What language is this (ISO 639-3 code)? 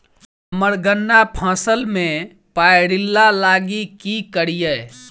mai